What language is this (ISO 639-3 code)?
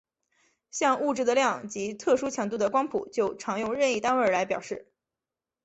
zho